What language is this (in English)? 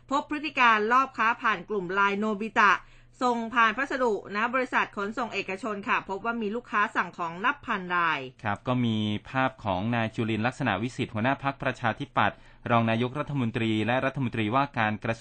Thai